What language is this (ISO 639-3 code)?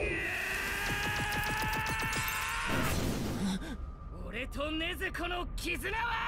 jpn